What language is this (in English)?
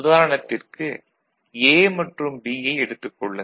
Tamil